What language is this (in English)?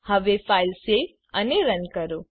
Gujarati